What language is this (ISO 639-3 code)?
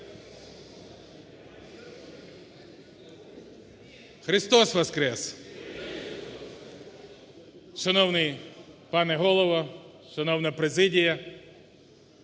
ukr